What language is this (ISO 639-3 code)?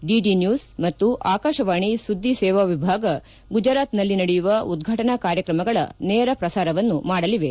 kan